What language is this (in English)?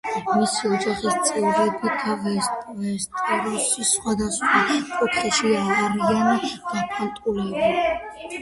Georgian